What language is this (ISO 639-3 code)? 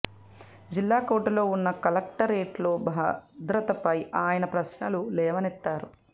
tel